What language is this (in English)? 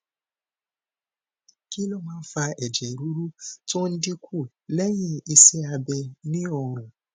Yoruba